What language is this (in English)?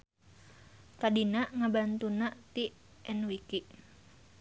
Sundanese